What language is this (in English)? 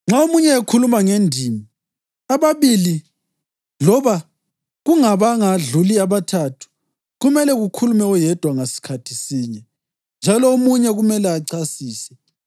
North Ndebele